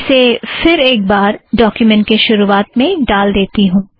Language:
Hindi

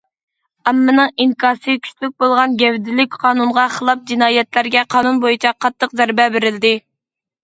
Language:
Uyghur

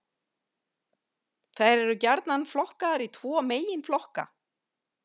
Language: Icelandic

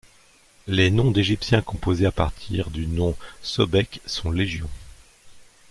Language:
French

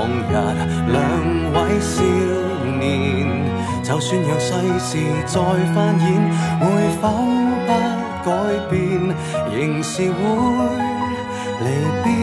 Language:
Chinese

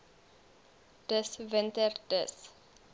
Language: Afrikaans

